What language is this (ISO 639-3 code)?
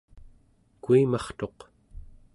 esu